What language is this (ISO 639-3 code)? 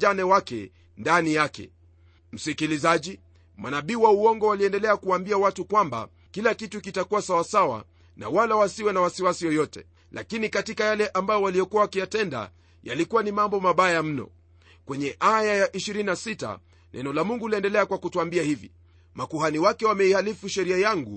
swa